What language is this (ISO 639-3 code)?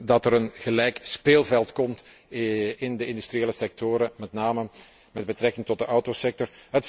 nld